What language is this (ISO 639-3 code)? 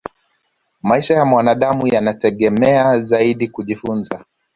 swa